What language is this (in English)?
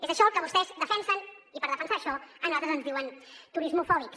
Catalan